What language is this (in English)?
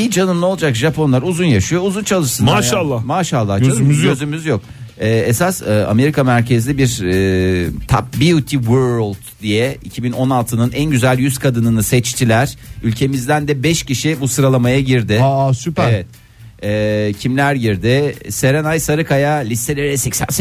Turkish